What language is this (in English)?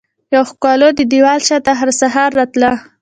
Pashto